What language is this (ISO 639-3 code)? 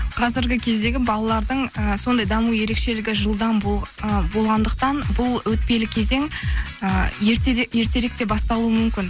kaz